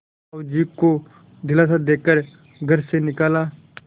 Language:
Hindi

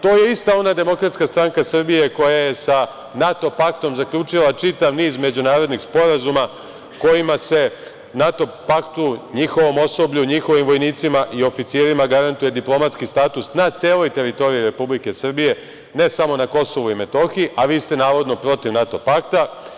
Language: Serbian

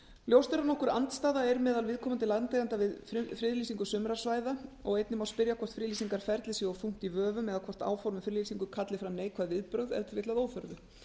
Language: Icelandic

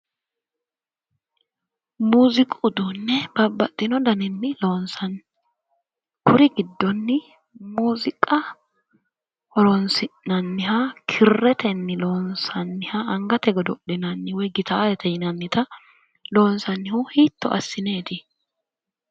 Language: Sidamo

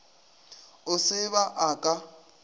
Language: Northern Sotho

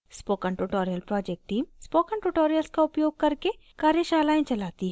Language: Hindi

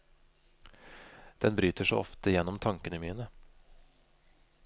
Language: Norwegian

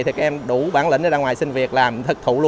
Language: Vietnamese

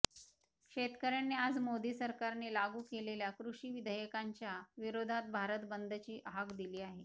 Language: Marathi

